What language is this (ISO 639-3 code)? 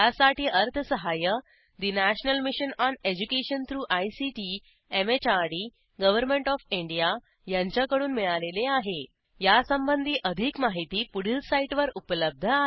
mar